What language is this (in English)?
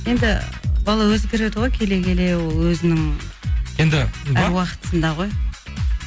Kazakh